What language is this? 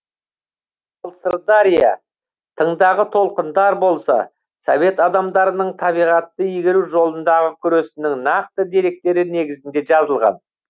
Kazakh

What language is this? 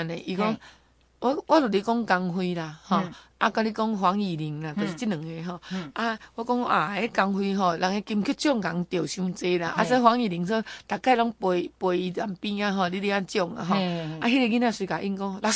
Chinese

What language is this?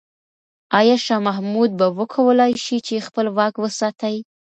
Pashto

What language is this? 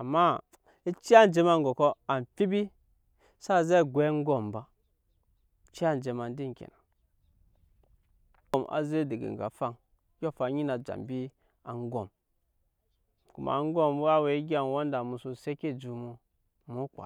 Nyankpa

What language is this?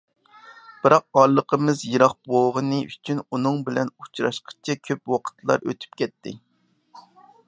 Uyghur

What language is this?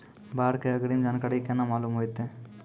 Maithili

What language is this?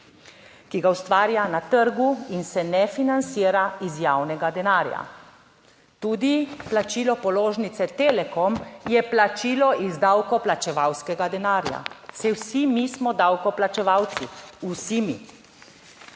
Slovenian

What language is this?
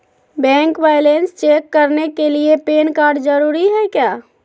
Magahi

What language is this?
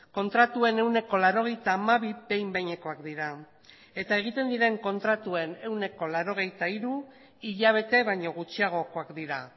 Basque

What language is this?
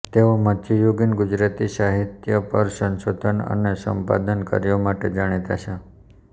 Gujarati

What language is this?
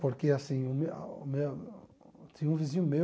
Portuguese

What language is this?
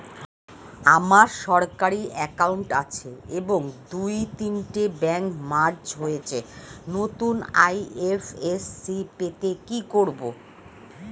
Bangla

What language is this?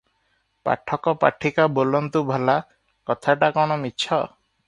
Odia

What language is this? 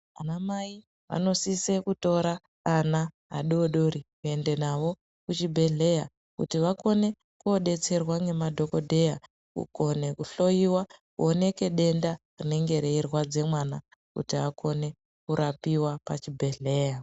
Ndau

